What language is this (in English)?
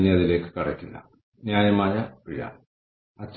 Malayalam